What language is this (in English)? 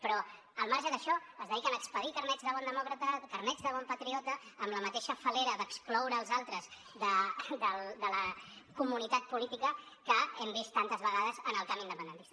Catalan